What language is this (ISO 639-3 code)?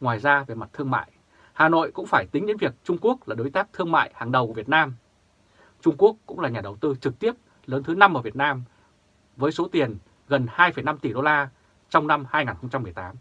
vie